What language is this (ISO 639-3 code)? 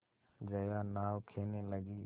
hin